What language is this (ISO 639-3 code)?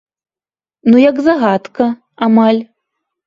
bel